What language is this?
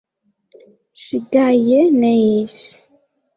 Esperanto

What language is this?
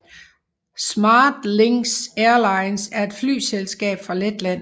Danish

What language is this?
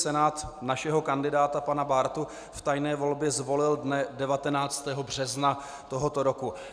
Czech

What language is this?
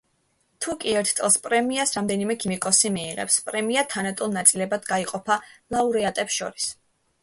Georgian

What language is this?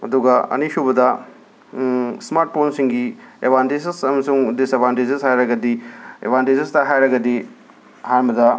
Manipuri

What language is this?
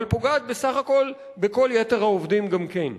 Hebrew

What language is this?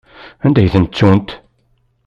Kabyle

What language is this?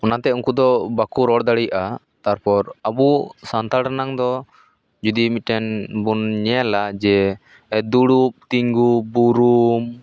Santali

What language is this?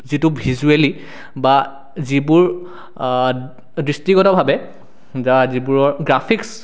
Assamese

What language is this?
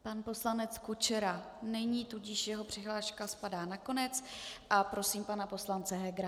Czech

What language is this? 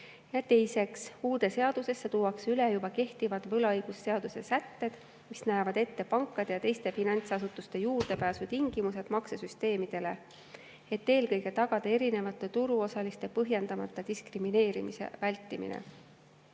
Estonian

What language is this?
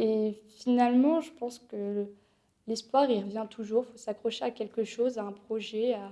French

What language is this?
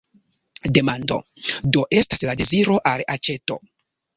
Esperanto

